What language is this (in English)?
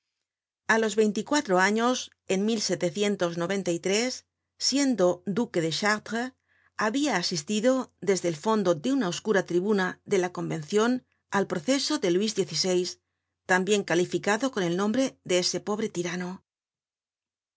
Spanish